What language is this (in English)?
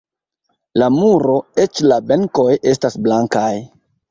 Esperanto